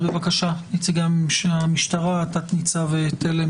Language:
Hebrew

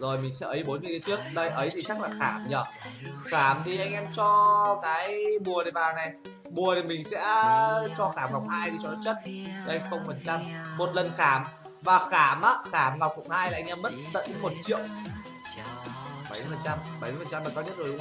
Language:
Vietnamese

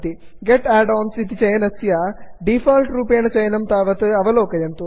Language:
Sanskrit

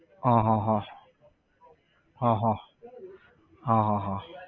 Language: Gujarati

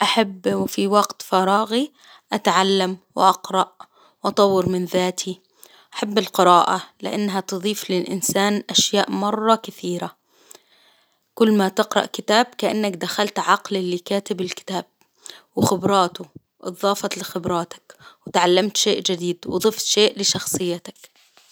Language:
Hijazi Arabic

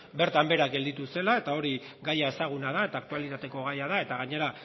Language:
Basque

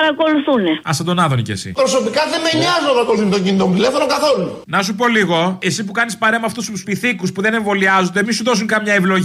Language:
Greek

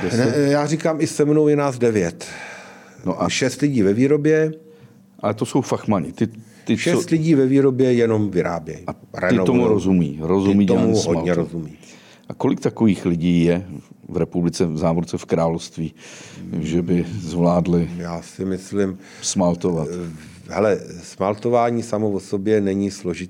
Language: Czech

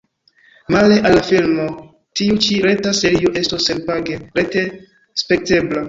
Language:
Esperanto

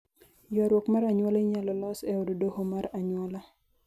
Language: Luo (Kenya and Tanzania)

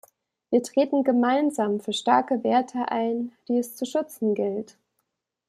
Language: German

